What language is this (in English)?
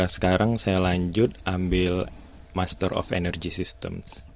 Indonesian